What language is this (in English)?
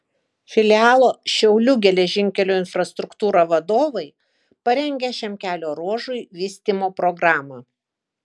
Lithuanian